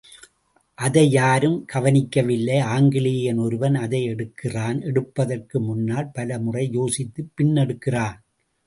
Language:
Tamil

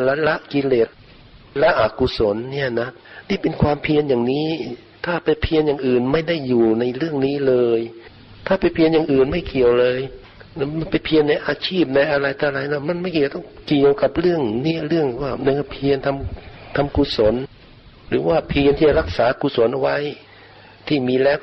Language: Thai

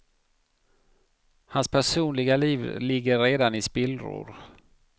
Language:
Swedish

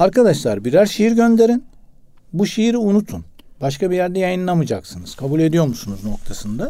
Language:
Turkish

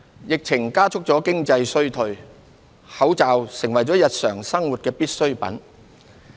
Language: Cantonese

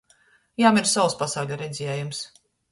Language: Latgalian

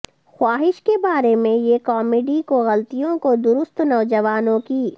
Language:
Urdu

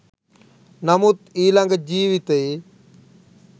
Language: Sinhala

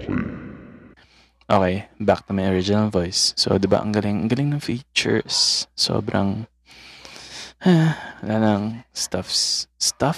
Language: Filipino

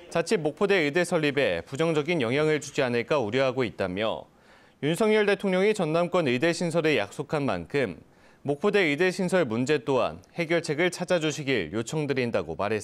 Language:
Korean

